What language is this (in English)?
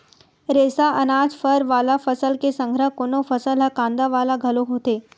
Chhattisgarhi